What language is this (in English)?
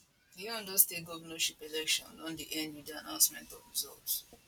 Nigerian Pidgin